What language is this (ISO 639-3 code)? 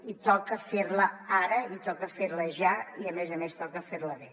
cat